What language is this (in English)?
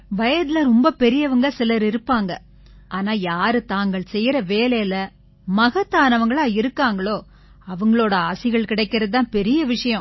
Tamil